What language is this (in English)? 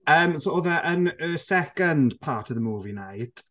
Welsh